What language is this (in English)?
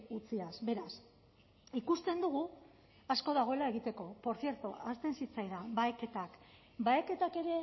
Basque